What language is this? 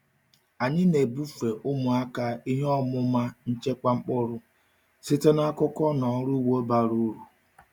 Igbo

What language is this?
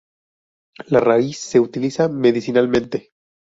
Spanish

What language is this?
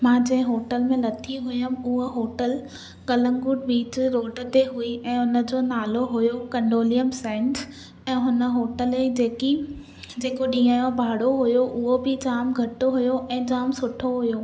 Sindhi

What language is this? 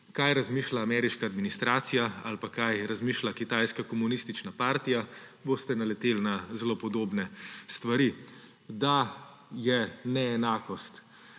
Slovenian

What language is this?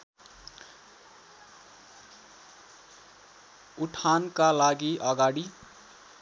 Nepali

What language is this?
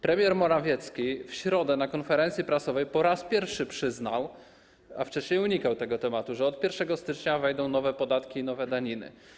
Polish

